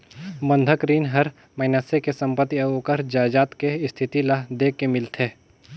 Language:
Chhattisgarhi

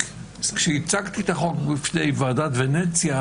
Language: Hebrew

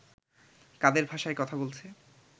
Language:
Bangla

